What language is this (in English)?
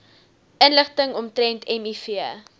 Afrikaans